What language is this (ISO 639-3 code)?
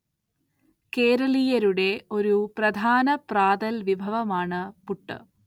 mal